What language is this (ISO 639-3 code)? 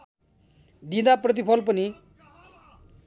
nep